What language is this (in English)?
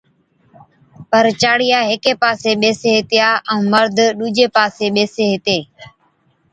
Od